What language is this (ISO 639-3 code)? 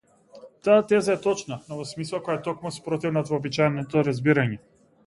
mkd